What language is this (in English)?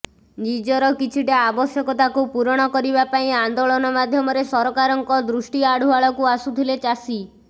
Odia